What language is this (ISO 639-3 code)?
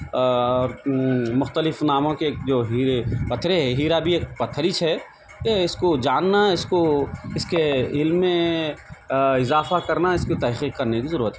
urd